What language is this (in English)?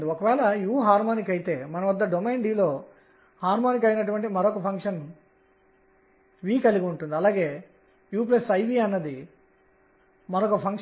Telugu